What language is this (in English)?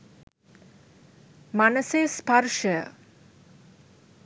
Sinhala